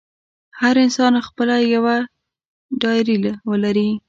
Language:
Pashto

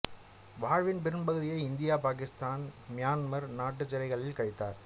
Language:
Tamil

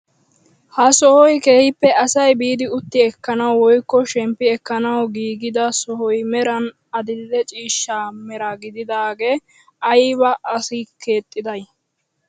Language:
Wolaytta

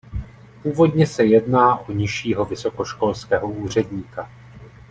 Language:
Czech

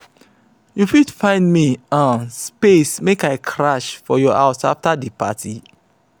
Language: Nigerian Pidgin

